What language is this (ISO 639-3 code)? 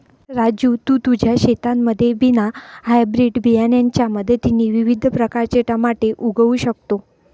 mar